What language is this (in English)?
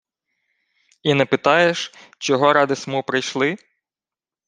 Ukrainian